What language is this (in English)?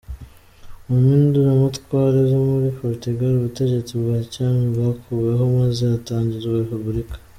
Kinyarwanda